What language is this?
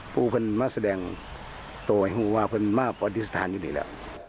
Thai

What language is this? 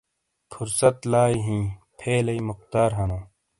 Shina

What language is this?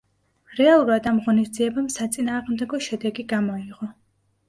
Georgian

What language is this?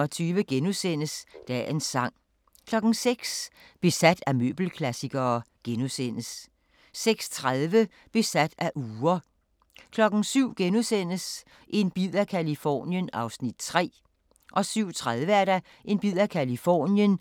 Danish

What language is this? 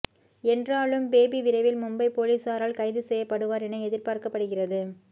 Tamil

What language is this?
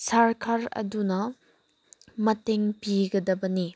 Manipuri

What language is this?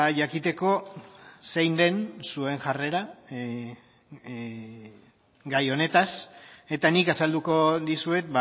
Basque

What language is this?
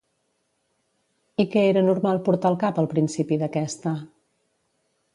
Catalan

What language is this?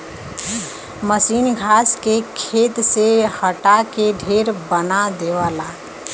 Bhojpuri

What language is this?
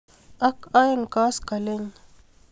Kalenjin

